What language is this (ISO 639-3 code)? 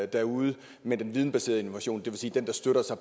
dan